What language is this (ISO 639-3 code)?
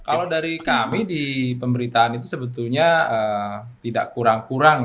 ind